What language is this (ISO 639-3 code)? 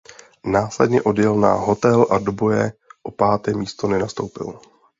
ces